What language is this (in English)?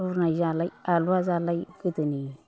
Bodo